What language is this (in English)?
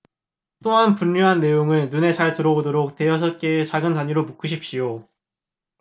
Korean